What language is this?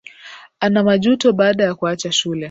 Swahili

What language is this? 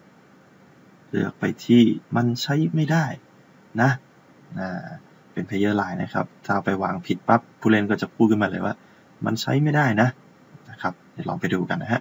Thai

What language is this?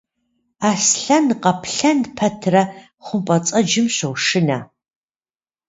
Kabardian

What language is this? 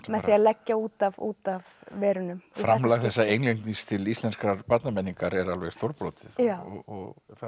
Icelandic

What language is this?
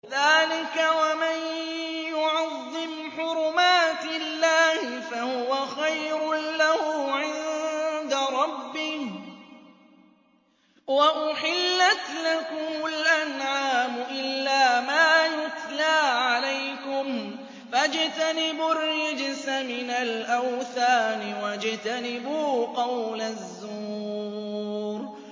Arabic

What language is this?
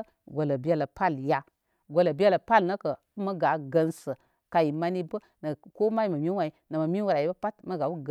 Koma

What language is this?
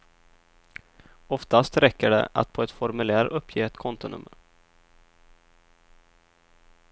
Swedish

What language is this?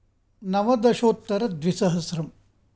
Sanskrit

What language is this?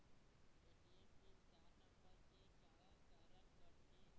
Chhattisgarhi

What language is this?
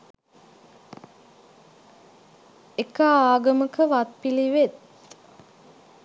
Sinhala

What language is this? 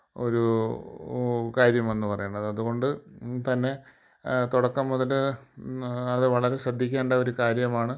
Malayalam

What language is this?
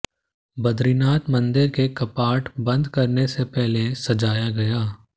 Hindi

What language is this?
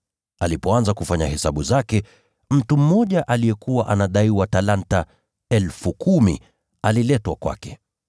Swahili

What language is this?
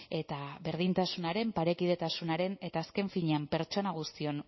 Basque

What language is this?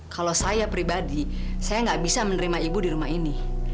Indonesian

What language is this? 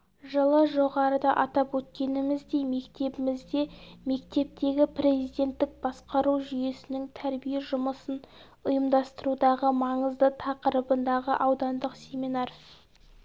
Kazakh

